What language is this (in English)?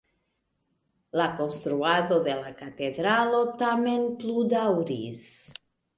Esperanto